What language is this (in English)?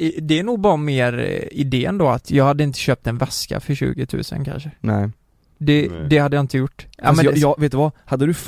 Swedish